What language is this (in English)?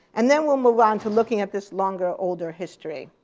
English